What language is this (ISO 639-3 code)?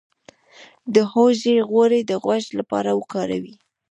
pus